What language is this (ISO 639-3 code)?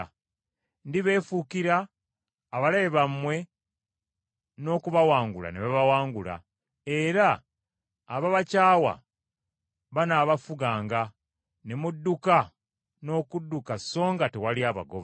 lug